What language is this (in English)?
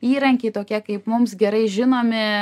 Lithuanian